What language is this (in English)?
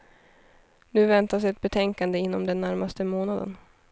Swedish